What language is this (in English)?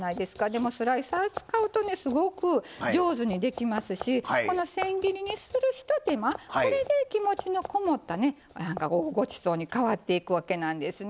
Japanese